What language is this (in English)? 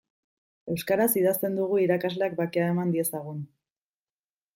Basque